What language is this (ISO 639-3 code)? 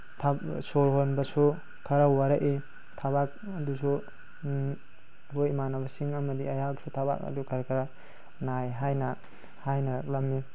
mni